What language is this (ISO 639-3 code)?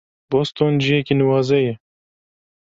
kur